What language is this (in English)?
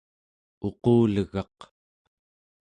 Central Yupik